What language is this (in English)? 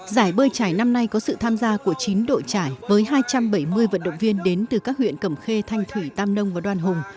Vietnamese